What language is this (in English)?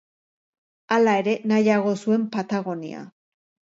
Basque